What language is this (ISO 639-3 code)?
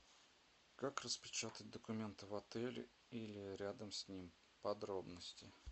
rus